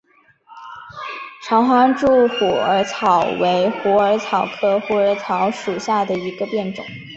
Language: Chinese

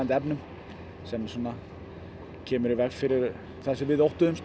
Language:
Icelandic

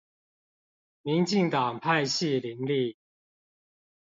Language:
Chinese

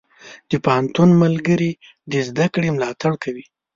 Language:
Pashto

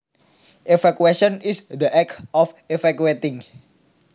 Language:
Javanese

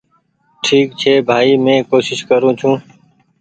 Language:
Goaria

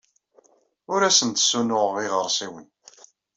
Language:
Kabyle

